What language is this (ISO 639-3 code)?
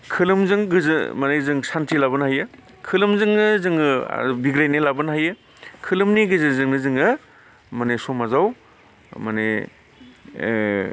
brx